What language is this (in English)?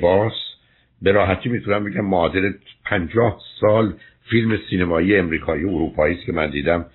Persian